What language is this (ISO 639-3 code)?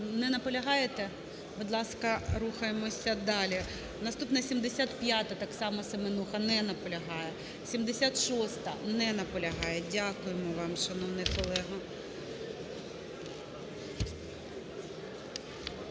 ukr